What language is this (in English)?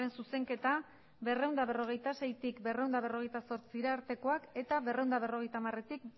Basque